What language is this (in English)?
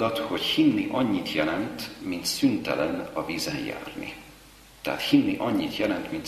Hungarian